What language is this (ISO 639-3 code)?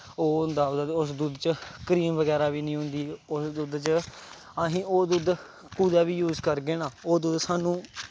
doi